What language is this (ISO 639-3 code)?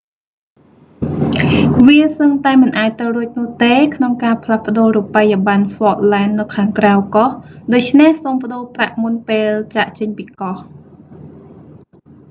khm